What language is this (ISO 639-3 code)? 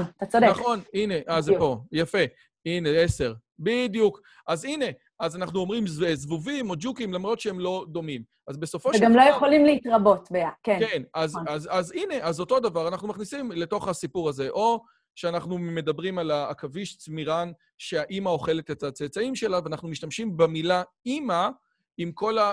heb